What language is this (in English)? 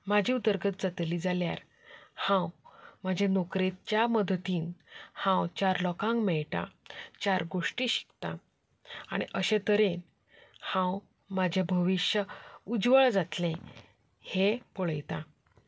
Konkani